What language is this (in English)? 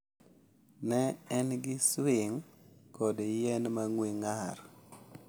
Luo (Kenya and Tanzania)